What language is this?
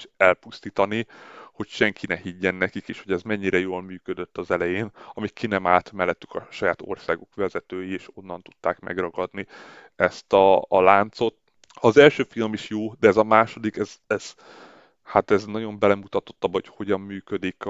Hungarian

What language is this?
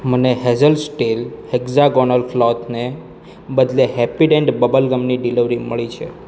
Gujarati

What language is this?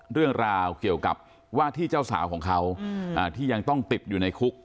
Thai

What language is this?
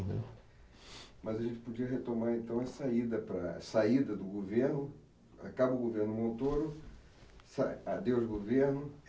Portuguese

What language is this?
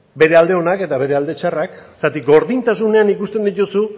Basque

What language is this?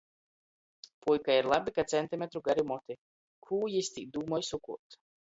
Latgalian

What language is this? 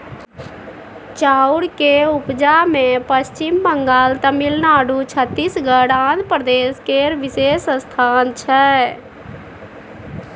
Maithili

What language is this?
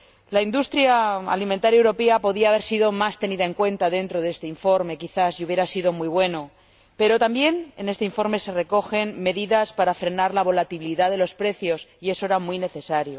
Spanish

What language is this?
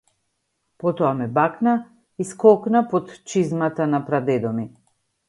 Macedonian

